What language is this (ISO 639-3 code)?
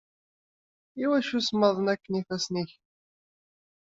kab